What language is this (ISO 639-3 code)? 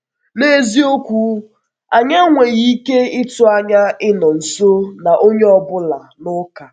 ibo